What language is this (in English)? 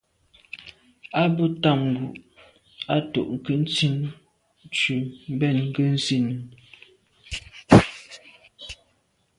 Medumba